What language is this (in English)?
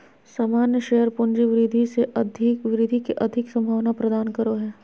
Magahi